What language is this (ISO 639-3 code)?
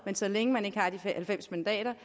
dan